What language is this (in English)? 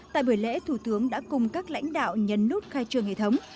Vietnamese